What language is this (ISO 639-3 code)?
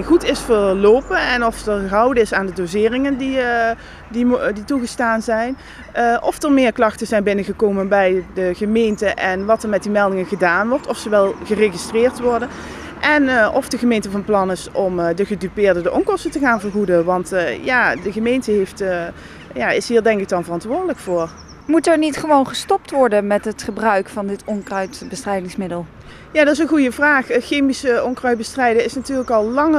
nld